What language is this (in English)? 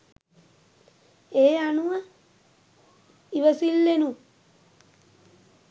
Sinhala